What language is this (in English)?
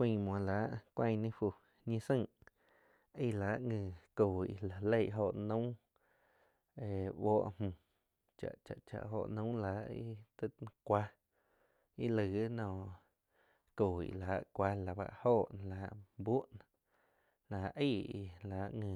Quiotepec Chinantec